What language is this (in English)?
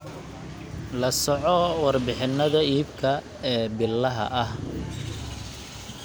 Somali